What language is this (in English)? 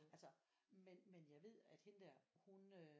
Danish